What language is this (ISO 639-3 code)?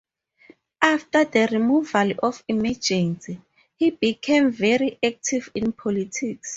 eng